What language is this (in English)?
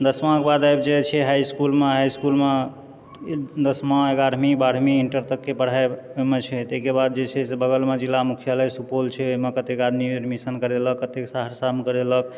Maithili